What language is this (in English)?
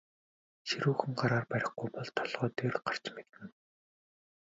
Mongolian